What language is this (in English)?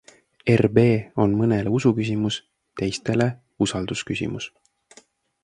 Estonian